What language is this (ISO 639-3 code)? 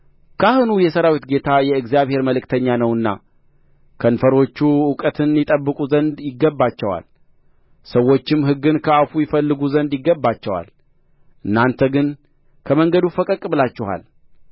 amh